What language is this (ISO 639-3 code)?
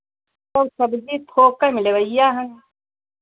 hin